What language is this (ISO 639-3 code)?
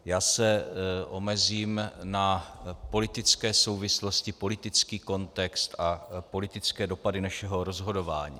ces